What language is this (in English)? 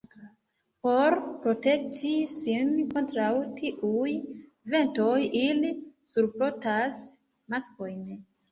Esperanto